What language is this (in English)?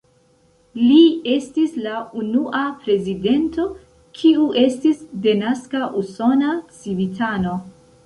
Esperanto